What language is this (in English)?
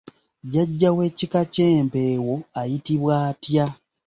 Ganda